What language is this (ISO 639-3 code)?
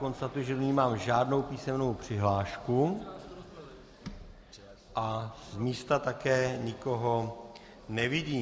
ces